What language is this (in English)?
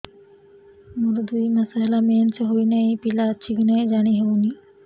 Odia